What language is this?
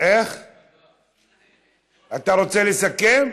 Hebrew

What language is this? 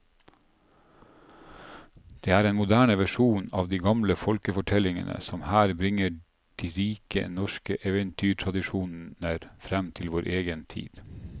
Norwegian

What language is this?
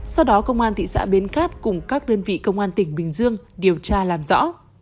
Vietnamese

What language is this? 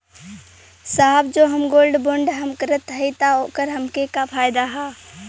Bhojpuri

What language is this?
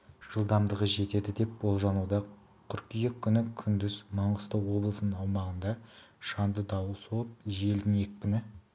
Kazakh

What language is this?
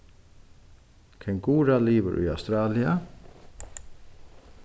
Faroese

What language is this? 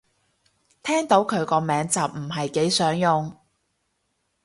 Cantonese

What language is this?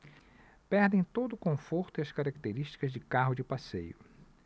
Portuguese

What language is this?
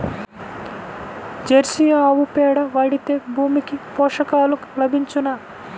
Telugu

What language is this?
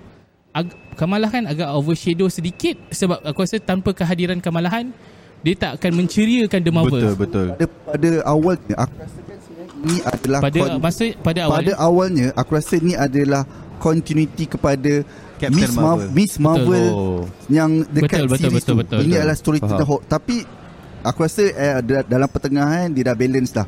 Malay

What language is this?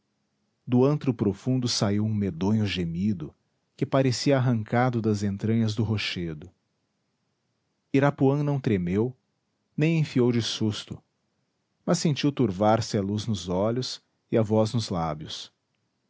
Portuguese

